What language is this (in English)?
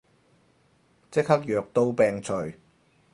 Cantonese